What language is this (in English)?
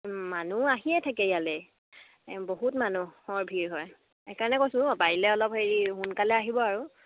Assamese